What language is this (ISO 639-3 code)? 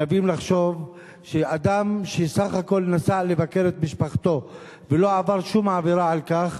heb